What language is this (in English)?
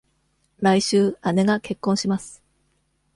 Japanese